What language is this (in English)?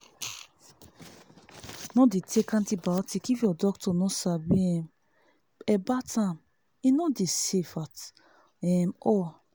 Nigerian Pidgin